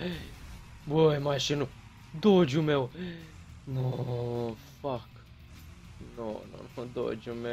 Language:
Romanian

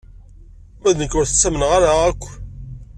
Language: Kabyle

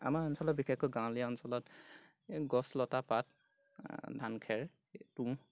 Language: Assamese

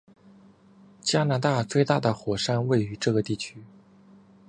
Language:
Chinese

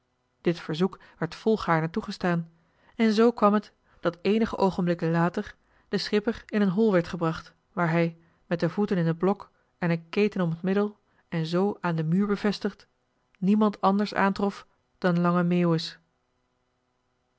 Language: Dutch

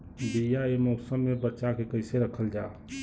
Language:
Bhojpuri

